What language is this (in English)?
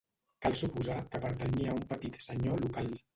Catalan